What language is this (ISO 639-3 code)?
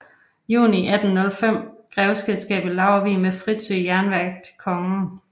dan